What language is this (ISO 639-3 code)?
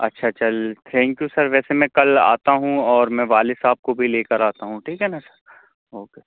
urd